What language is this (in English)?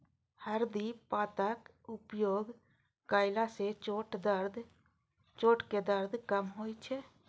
Maithili